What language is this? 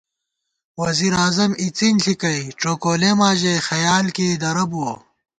Gawar-Bati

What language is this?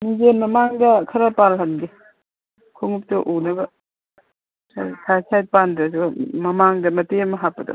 Manipuri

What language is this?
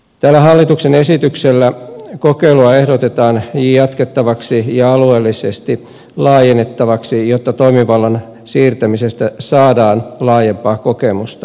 Finnish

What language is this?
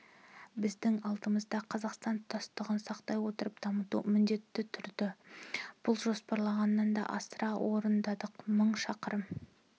Kazakh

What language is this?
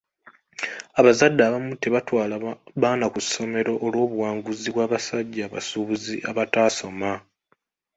Ganda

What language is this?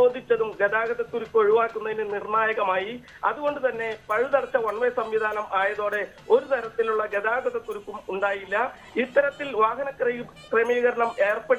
Malayalam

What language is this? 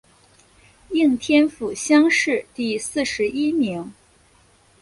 Chinese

